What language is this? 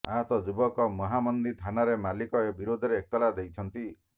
Odia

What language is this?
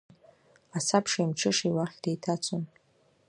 Abkhazian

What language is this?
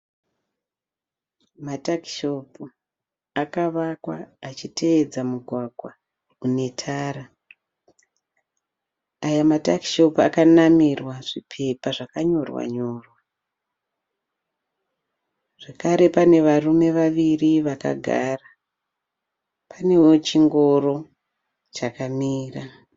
Shona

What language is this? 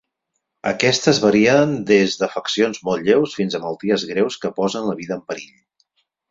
Catalan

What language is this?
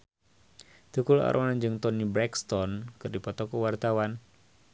Sundanese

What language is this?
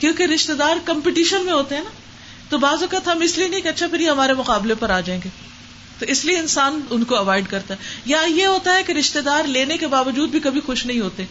Urdu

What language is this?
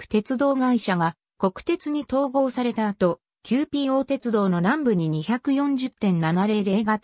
Japanese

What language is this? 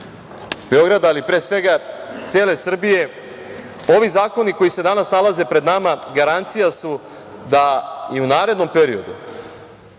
Serbian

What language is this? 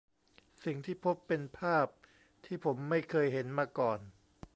Thai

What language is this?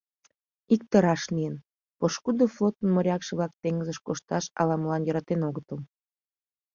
Mari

